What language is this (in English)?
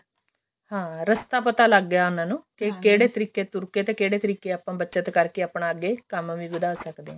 Punjabi